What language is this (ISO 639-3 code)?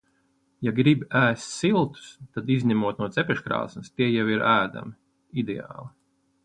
lav